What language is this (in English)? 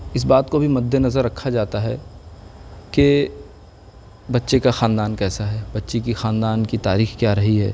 Urdu